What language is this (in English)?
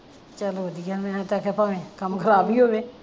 Punjabi